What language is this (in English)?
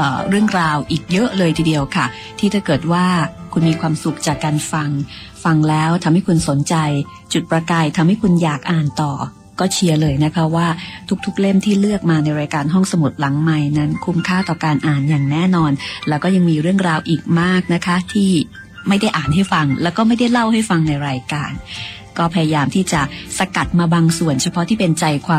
Thai